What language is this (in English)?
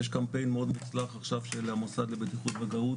Hebrew